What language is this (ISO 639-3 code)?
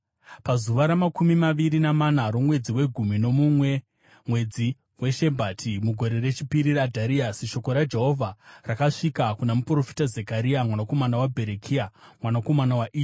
sna